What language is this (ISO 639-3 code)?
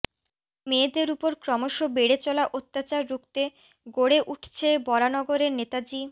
ben